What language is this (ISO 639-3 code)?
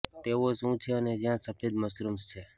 guj